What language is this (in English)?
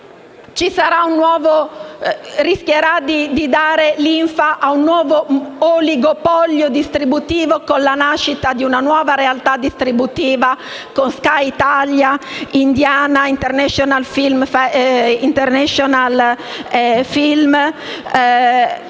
Italian